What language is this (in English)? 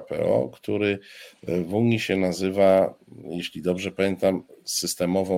Polish